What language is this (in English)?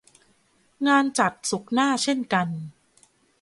Thai